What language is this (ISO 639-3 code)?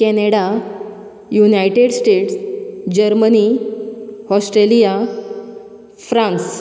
kok